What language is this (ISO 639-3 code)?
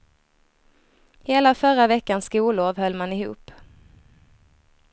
swe